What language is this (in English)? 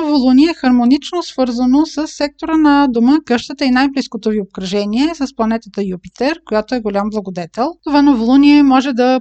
Bulgarian